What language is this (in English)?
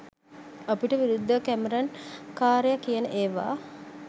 Sinhala